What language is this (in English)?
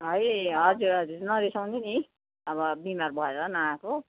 Nepali